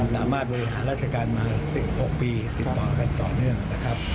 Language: Thai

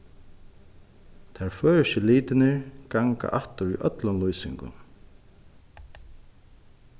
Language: Faroese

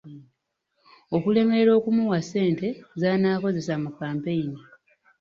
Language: Ganda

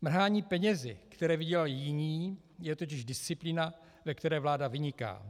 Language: Czech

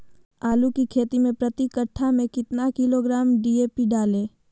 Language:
Magahi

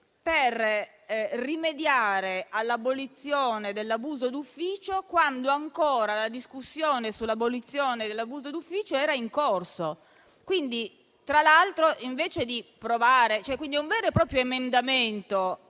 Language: Italian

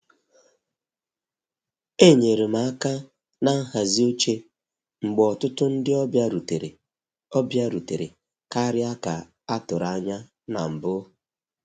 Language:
Igbo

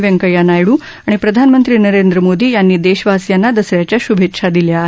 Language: Marathi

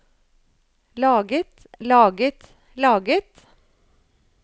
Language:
Norwegian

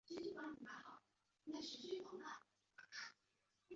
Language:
Chinese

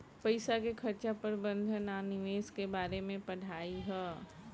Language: Bhojpuri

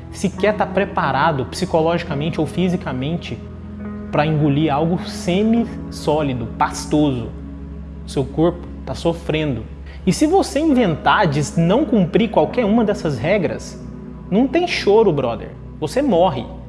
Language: Portuguese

